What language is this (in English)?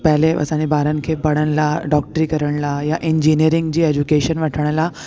Sindhi